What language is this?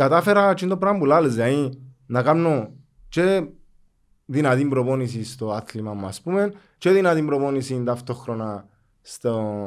Greek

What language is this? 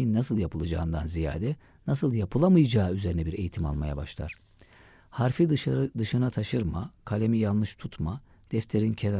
Turkish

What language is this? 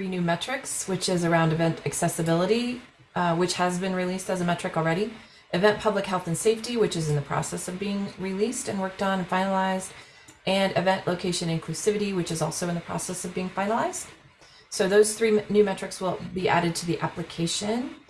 English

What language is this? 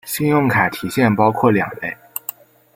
Chinese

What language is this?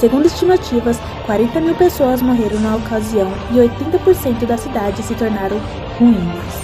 Portuguese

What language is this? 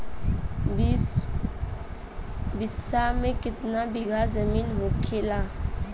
Bhojpuri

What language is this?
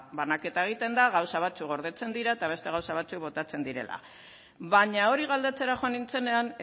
Basque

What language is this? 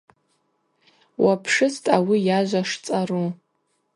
Abaza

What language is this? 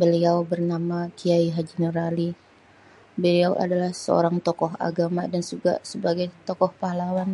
Betawi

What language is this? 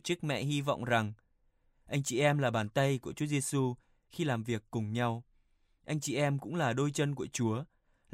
Vietnamese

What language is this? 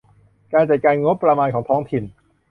Thai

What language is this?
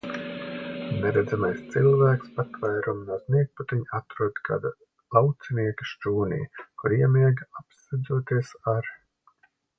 Latvian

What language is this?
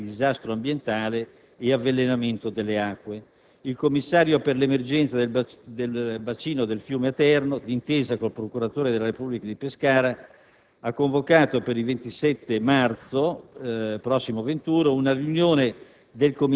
Italian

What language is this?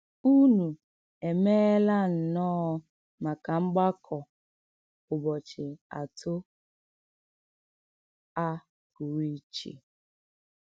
Igbo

